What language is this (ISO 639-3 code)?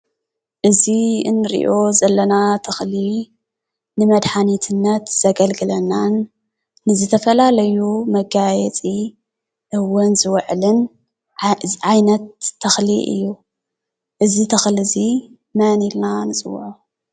tir